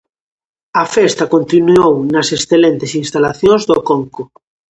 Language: Galician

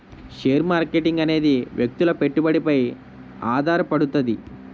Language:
Telugu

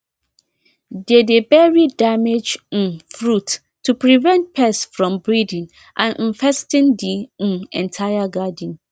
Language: Nigerian Pidgin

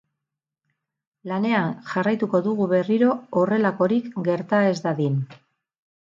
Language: Basque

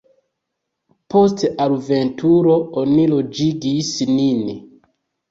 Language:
Esperanto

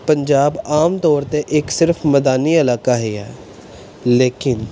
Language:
Punjabi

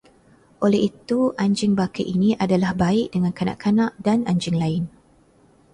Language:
Malay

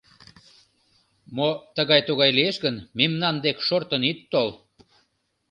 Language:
Mari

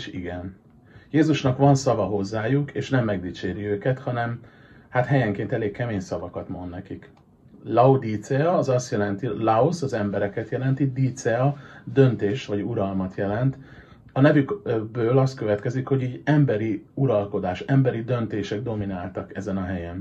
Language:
Hungarian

